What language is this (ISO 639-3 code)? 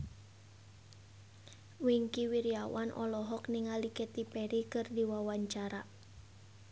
sun